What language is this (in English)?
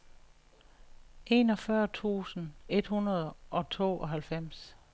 Danish